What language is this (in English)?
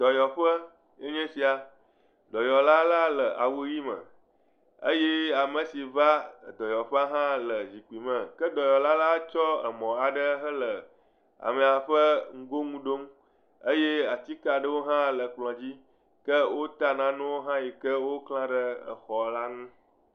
Ewe